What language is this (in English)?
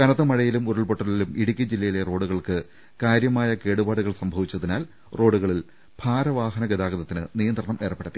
Malayalam